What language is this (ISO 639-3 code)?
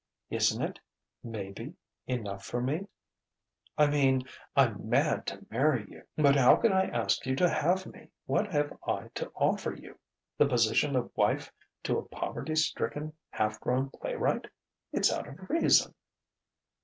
eng